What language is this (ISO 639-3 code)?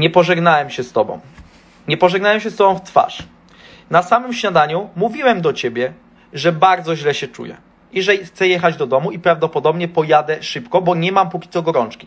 pol